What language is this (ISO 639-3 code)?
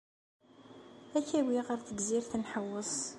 kab